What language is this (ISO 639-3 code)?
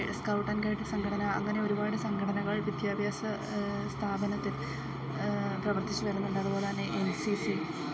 mal